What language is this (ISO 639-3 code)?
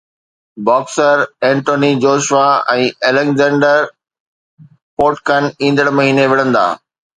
snd